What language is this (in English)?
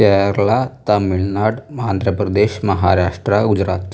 Malayalam